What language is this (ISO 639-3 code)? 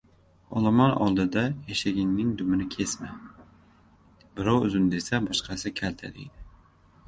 uzb